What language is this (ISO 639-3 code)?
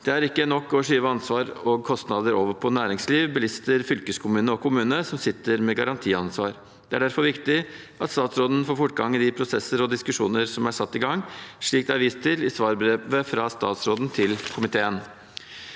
nor